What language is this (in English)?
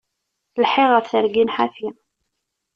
Kabyle